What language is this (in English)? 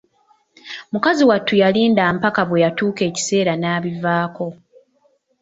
Ganda